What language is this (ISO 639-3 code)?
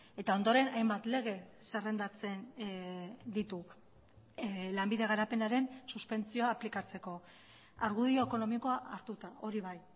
eus